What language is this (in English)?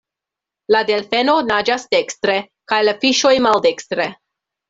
Esperanto